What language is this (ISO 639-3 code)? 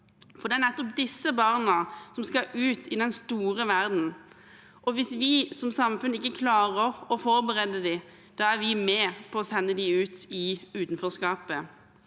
nor